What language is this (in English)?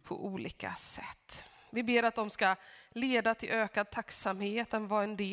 Swedish